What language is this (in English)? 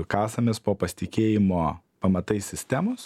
Lithuanian